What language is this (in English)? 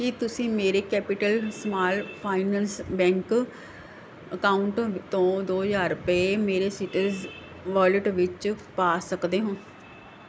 Punjabi